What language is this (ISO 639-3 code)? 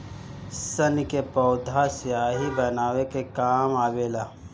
bho